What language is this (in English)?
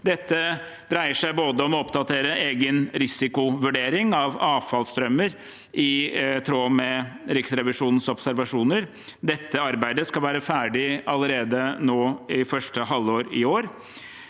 Norwegian